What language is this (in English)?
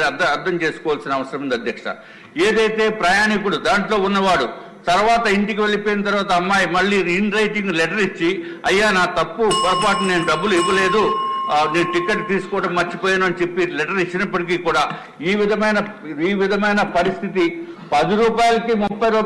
Telugu